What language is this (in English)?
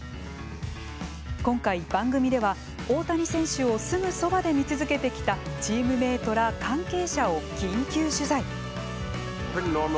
Japanese